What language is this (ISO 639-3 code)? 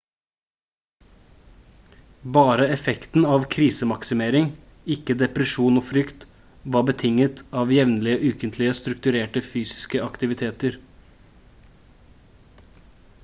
nob